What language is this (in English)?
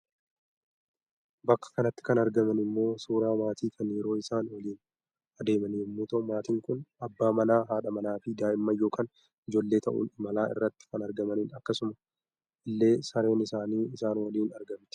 Oromo